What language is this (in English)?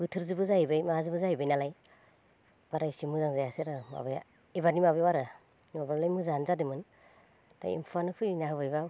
Bodo